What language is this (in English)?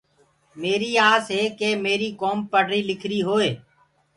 Gurgula